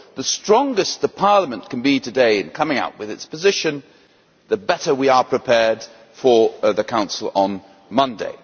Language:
English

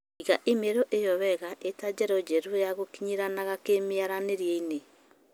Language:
Kikuyu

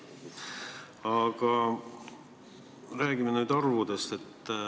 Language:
Estonian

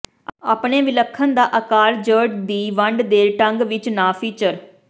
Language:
Punjabi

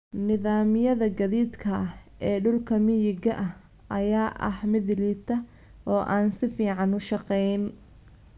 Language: Somali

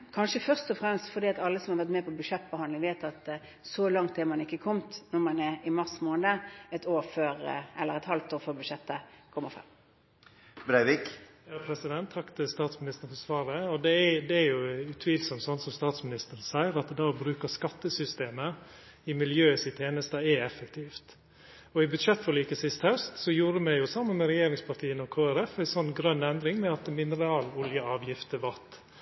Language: Norwegian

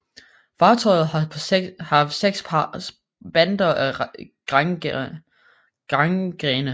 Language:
Danish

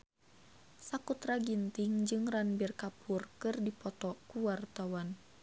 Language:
Sundanese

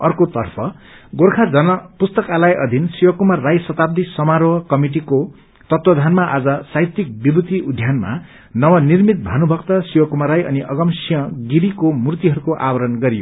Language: Nepali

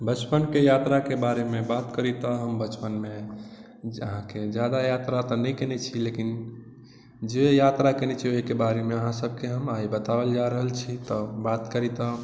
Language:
Maithili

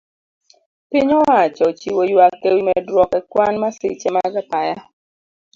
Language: Luo (Kenya and Tanzania)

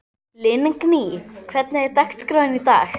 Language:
Icelandic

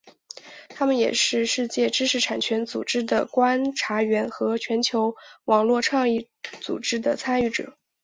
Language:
Chinese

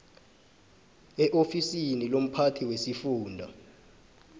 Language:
South Ndebele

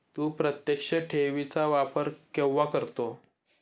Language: Marathi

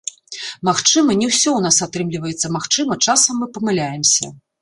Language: Belarusian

